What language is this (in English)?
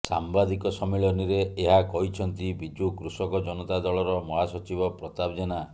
Odia